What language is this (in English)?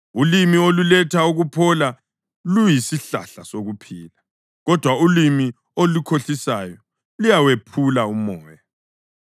North Ndebele